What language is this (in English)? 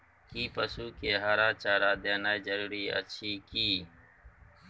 Maithili